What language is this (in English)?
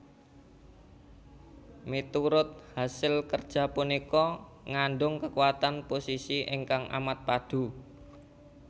Javanese